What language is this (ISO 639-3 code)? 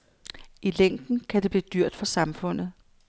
dan